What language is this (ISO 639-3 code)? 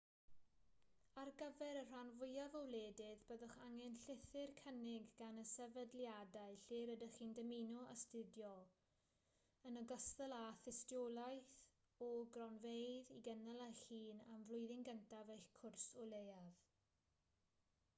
cym